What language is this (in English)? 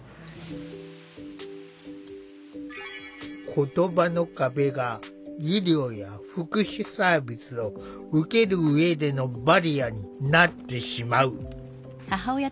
Japanese